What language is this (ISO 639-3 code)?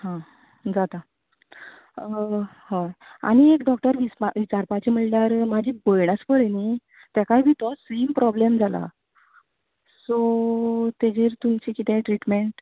kok